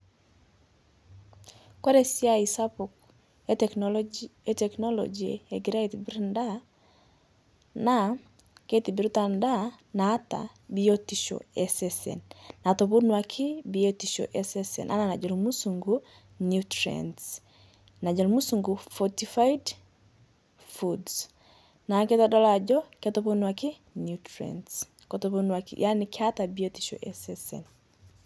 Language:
Masai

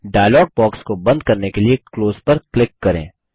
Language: Hindi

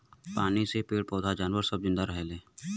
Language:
Bhojpuri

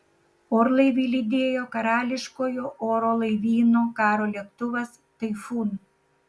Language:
Lithuanian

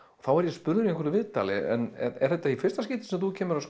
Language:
Icelandic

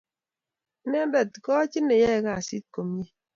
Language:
Kalenjin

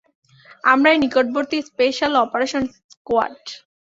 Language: Bangla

